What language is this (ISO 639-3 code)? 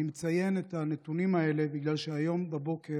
heb